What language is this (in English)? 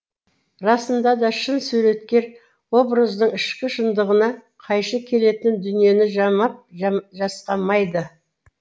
Kazakh